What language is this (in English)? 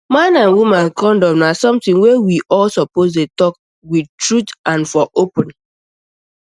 Nigerian Pidgin